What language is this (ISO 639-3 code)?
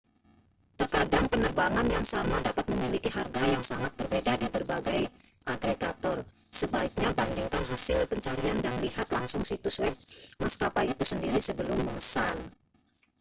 ind